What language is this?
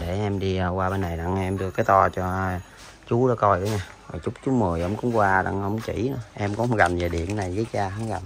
Vietnamese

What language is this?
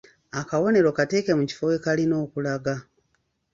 Ganda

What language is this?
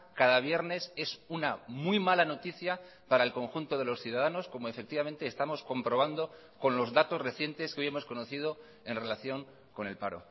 Spanish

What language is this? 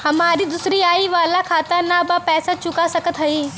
Bhojpuri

